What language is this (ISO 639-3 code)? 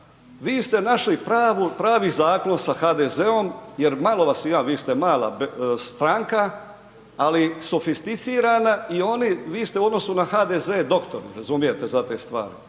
hrv